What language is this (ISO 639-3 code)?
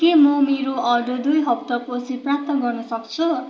nep